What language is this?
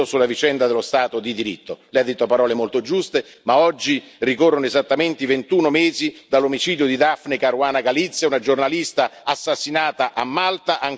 Italian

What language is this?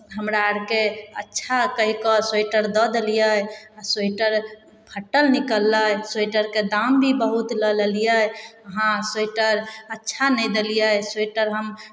Maithili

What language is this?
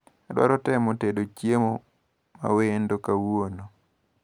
Luo (Kenya and Tanzania)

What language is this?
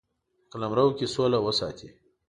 Pashto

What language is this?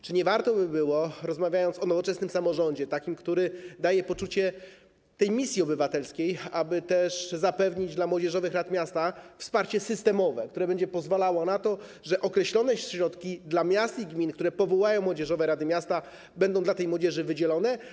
Polish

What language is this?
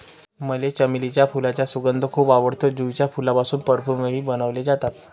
Marathi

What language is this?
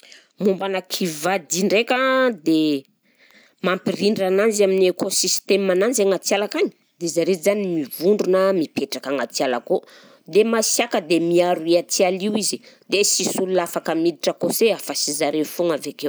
Southern Betsimisaraka Malagasy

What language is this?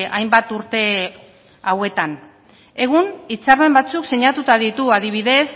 Basque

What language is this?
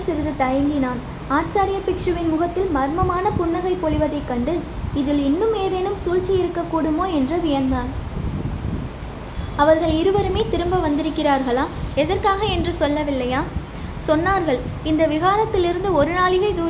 Tamil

